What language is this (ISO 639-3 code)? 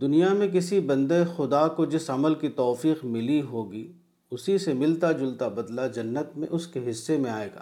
urd